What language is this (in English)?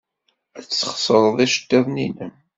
Kabyle